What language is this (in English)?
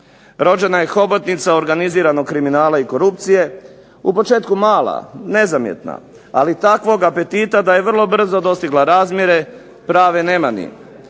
Croatian